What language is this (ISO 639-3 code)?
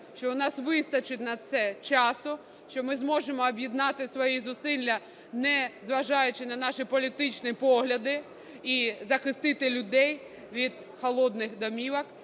ukr